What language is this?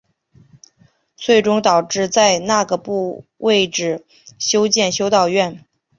Chinese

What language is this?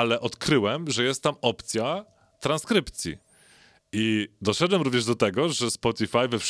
Polish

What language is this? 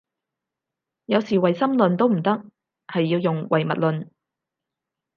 Cantonese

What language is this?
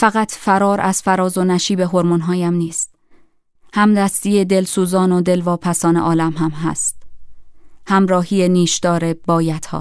Persian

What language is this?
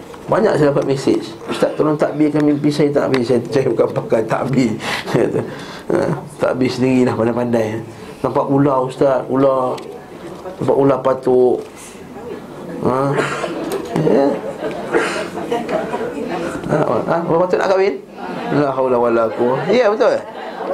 Malay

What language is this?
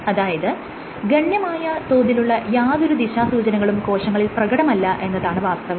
Malayalam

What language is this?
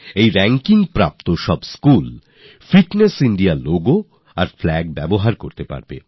Bangla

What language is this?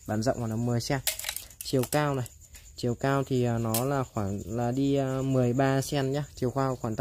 Vietnamese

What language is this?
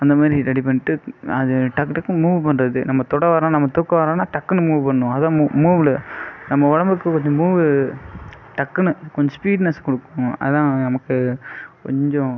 Tamil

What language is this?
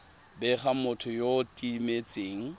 Tswana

